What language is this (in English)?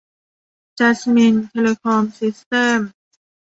Thai